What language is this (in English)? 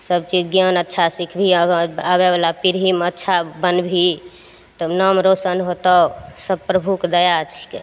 Maithili